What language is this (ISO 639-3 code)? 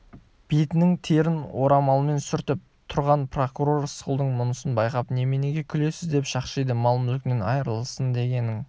kaz